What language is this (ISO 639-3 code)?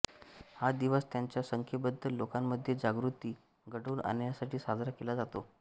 mar